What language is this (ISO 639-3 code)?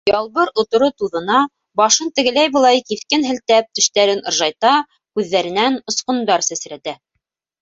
bak